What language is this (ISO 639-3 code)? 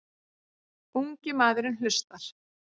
isl